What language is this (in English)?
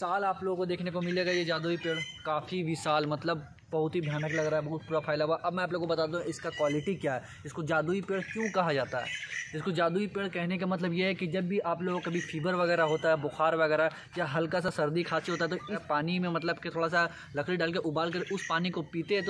Hindi